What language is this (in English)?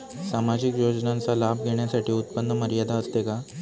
Marathi